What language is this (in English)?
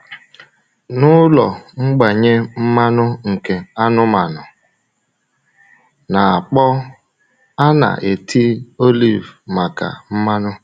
Igbo